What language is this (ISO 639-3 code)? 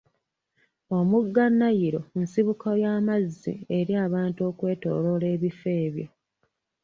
lug